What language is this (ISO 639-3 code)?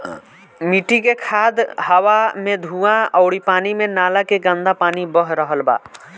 bho